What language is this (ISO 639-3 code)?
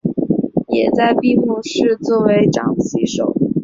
zho